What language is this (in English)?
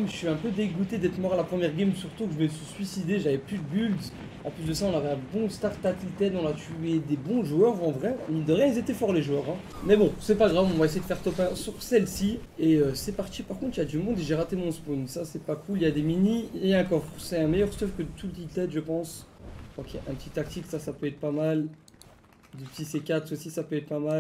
French